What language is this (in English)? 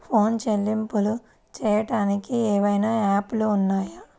Telugu